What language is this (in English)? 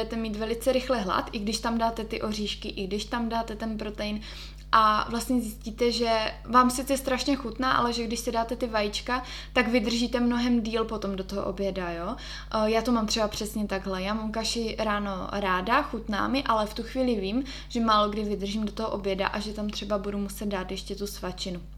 Czech